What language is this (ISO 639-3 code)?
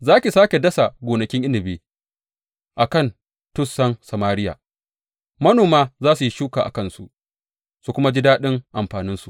hau